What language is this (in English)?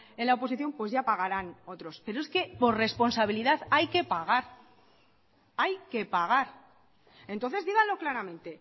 Spanish